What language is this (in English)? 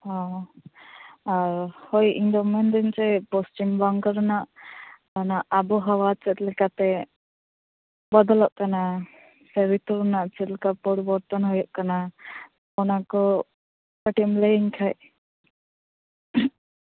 Santali